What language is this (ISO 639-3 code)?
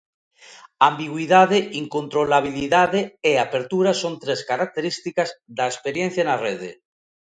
glg